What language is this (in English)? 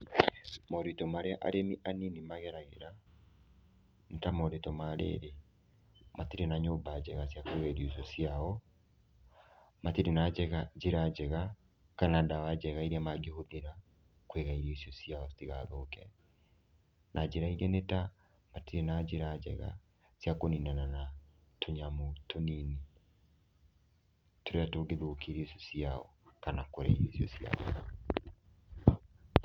Kikuyu